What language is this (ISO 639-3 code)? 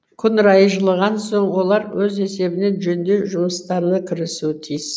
kaz